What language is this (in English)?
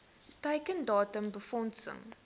Afrikaans